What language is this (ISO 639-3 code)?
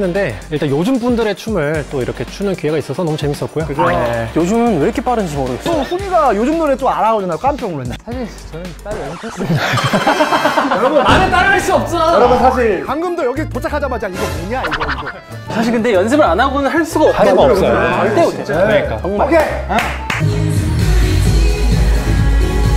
kor